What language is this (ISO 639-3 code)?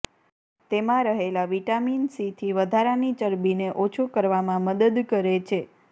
guj